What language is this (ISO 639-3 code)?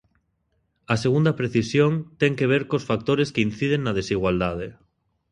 glg